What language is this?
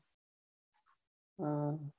Gujarati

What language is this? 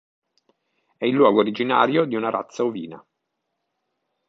Italian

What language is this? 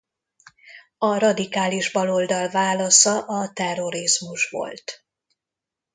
Hungarian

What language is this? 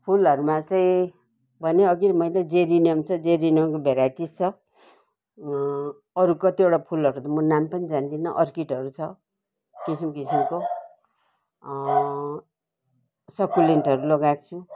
Nepali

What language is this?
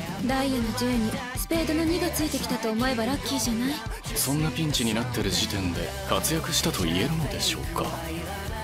Japanese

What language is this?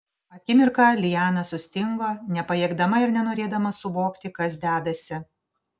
Lithuanian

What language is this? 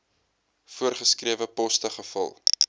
Afrikaans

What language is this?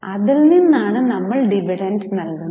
Malayalam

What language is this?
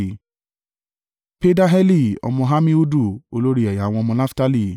Yoruba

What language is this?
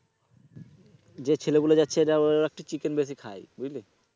Bangla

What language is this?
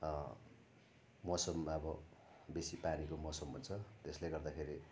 Nepali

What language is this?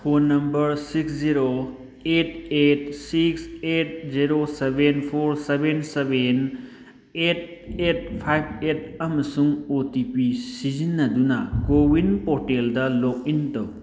Manipuri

